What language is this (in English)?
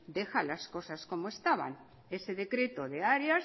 Spanish